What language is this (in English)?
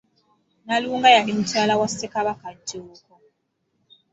Ganda